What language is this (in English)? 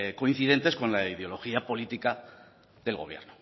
Spanish